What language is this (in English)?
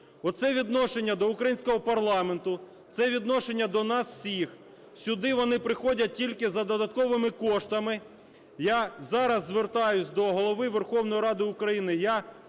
Ukrainian